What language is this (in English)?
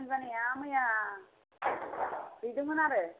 Bodo